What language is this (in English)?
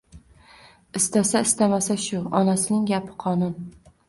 Uzbek